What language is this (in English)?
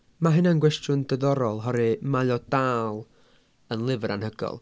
Welsh